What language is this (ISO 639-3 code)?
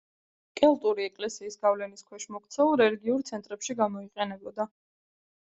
kat